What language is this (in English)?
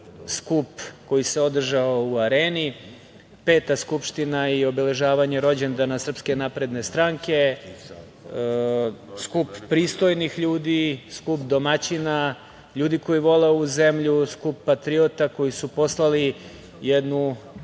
Serbian